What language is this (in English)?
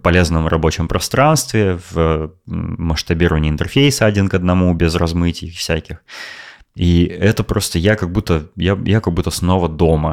Russian